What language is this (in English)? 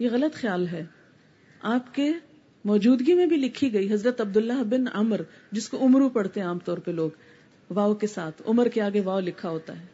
Urdu